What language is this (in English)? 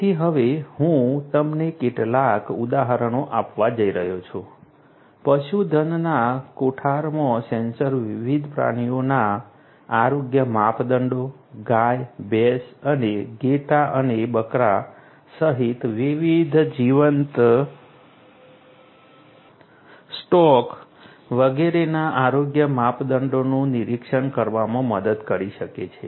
Gujarati